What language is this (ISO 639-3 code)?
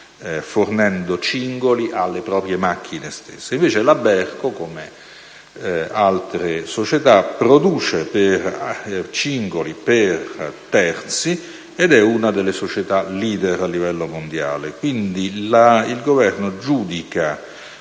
ita